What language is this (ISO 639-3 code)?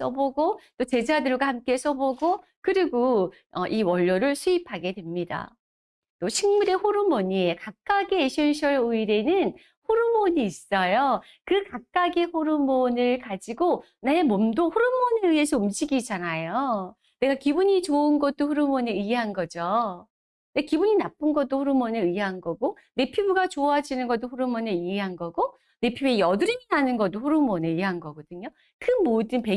kor